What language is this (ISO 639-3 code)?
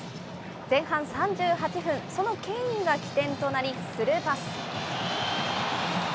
jpn